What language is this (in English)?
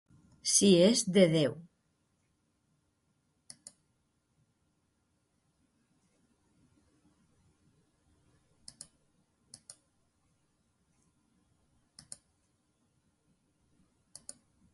Catalan